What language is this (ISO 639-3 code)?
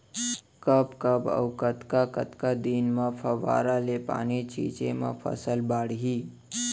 hne